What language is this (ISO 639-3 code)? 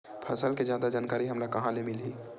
hne